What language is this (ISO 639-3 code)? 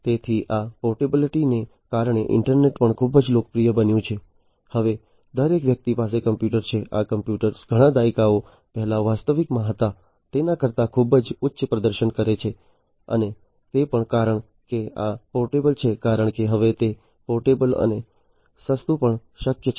guj